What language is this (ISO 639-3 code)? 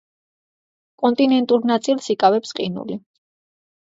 kat